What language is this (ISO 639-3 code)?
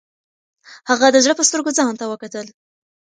pus